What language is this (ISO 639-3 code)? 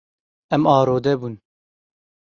kur